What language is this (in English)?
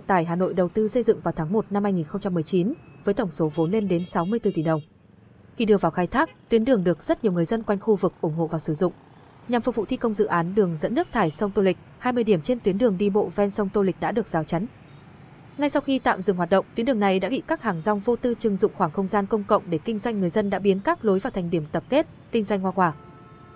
Vietnamese